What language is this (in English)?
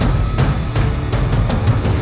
Indonesian